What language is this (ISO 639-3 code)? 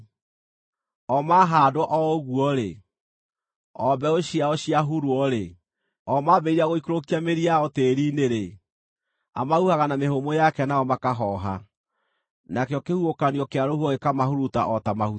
kik